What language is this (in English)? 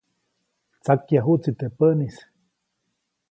Copainalá Zoque